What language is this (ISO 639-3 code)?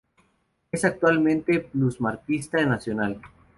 spa